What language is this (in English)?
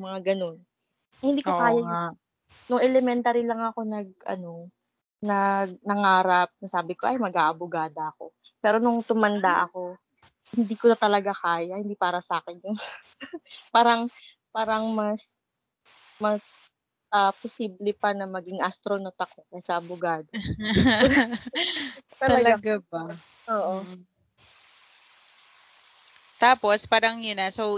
Filipino